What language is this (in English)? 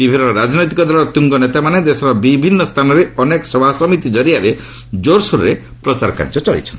Odia